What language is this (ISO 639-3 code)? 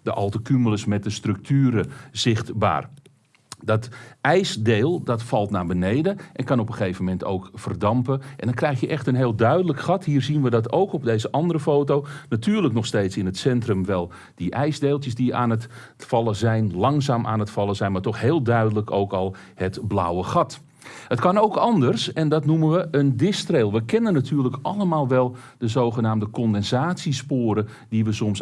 nld